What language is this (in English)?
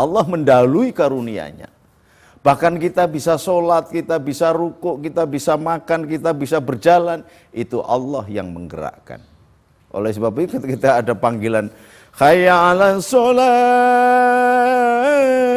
Indonesian